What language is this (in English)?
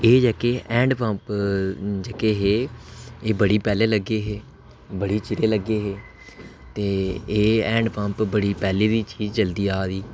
Dogri